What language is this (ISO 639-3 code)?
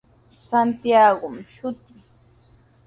qws